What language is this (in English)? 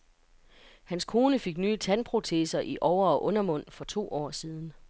Danish